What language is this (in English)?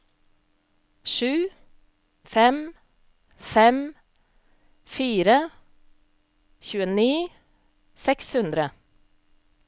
Norwegian